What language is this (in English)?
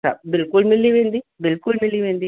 Sindhi